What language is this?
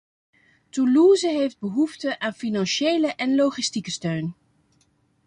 Dutch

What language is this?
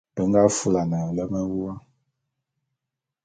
Bulu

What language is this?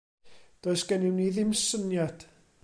Welsh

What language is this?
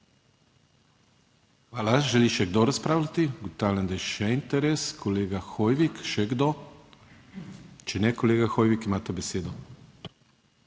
Slovenian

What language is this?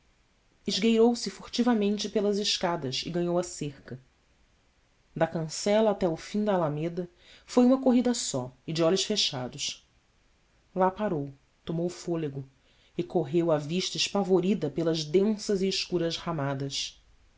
Portuguese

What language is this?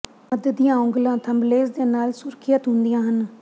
Punjabi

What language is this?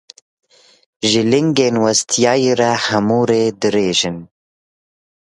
Kurdish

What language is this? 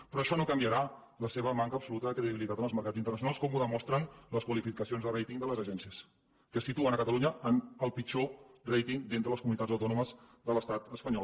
Catalan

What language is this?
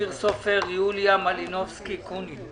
Hebrew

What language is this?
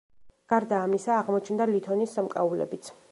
Georgian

